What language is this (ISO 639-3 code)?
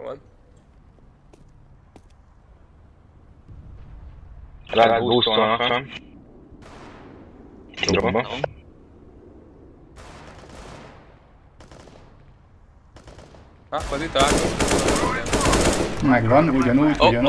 hun